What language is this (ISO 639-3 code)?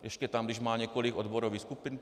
ces